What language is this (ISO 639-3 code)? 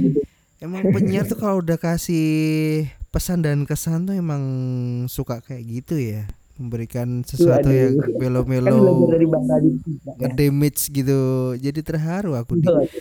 ind